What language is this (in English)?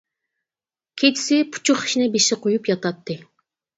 Uyghur